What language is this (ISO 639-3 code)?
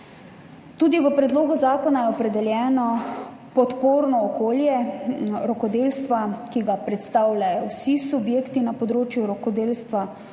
slv